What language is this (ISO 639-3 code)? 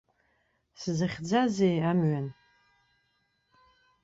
abk